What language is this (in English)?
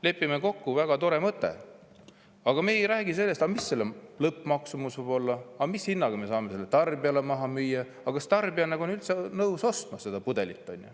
Estonian